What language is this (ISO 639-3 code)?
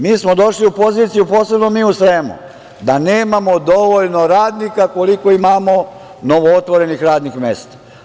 srp